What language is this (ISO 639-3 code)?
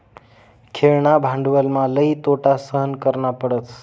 mar